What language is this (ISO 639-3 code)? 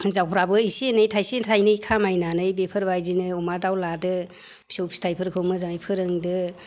brx